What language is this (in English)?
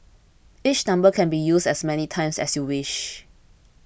English